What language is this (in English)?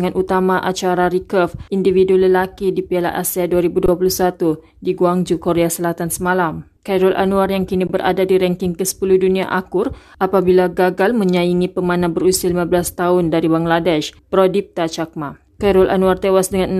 Malay